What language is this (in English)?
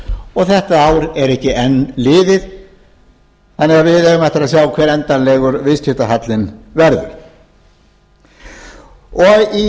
Icelandic